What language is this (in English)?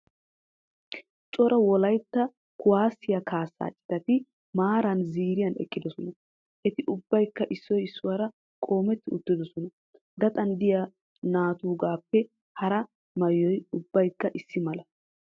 Wolaytta